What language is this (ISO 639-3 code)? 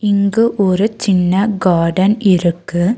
tam